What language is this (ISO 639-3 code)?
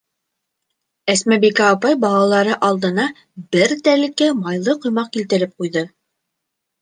bak